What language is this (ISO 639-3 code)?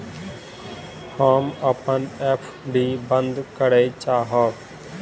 mai